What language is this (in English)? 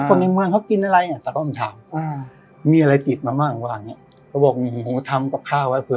Thai